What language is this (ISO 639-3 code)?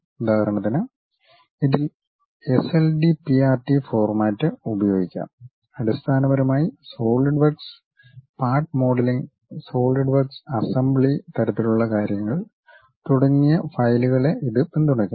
mal